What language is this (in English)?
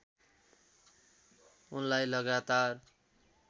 Nepali